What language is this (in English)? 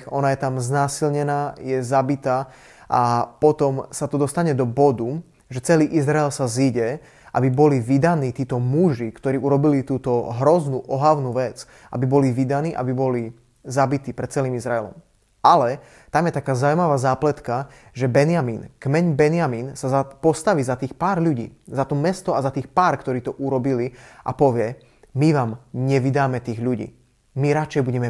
Slovak